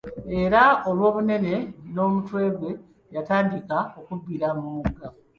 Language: Ganda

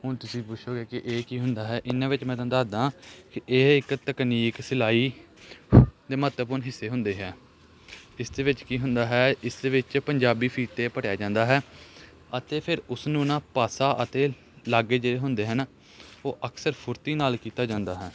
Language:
Punjabi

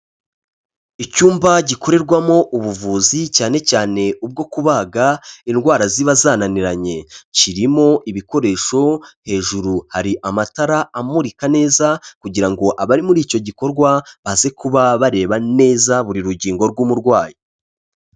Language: Kinyarwanda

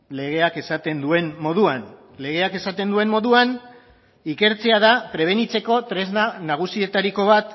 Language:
Basque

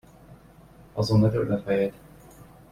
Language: Hungarian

